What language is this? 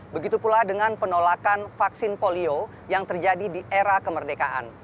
Indonesian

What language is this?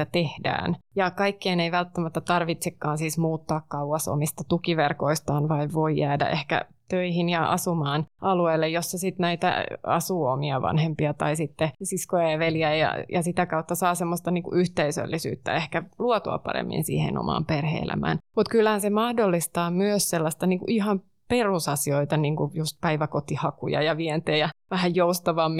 Finnish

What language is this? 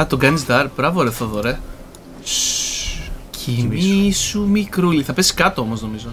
Greek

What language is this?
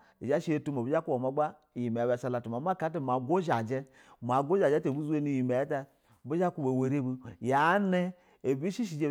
Basa (Nigeria)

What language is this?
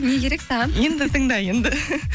Kazakh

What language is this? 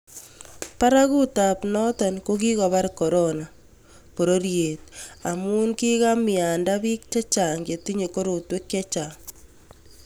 Kalenjin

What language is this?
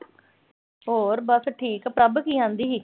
Punjabi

